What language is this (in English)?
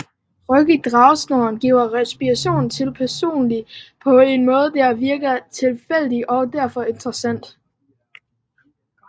Danish